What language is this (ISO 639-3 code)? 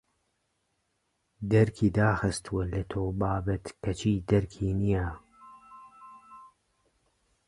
ckb